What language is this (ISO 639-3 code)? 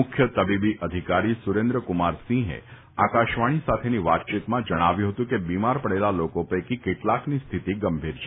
guj